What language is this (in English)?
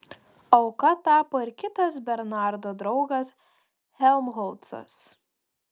Lithuanian